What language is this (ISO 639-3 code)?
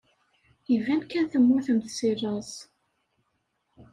kab